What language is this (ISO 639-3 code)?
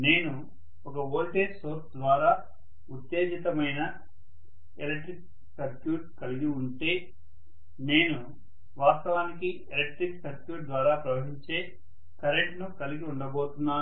tel